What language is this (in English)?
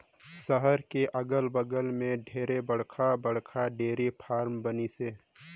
Chhattisgarhi